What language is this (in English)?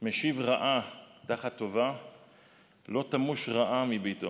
Hebrew